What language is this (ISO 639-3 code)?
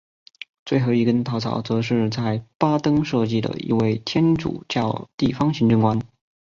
zho